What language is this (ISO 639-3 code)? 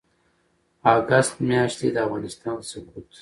pus